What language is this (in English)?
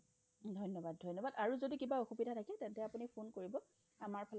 Assamese